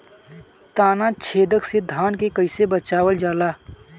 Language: Bhojpuri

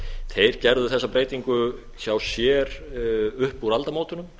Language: Icelandic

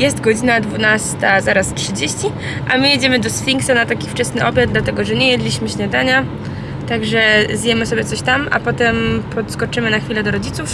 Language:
Polish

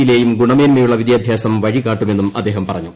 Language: Malayalam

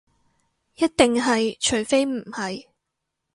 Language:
Cantonese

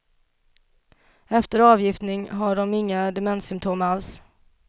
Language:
Swedish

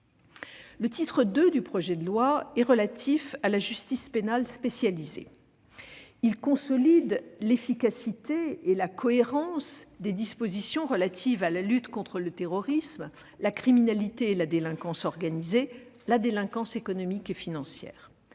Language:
French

